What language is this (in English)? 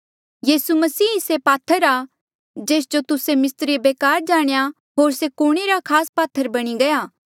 Mandeali